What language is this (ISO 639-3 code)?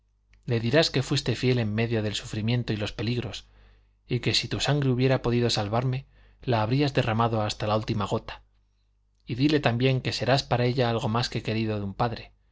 spa